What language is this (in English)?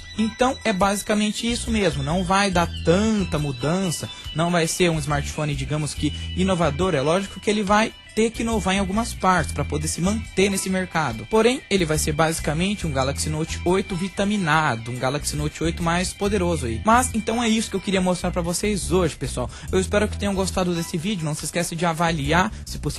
Portuguese